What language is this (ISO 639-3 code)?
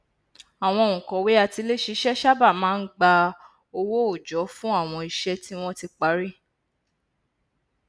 yor